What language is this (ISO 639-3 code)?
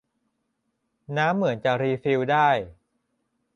tha